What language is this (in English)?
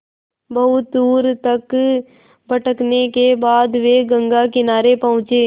Hindi